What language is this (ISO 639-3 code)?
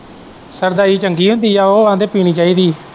pan